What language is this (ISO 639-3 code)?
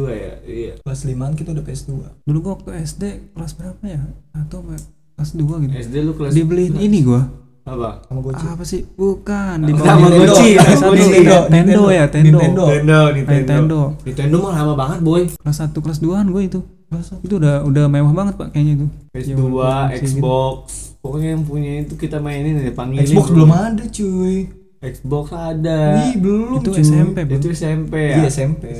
ind